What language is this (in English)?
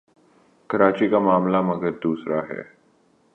Urdu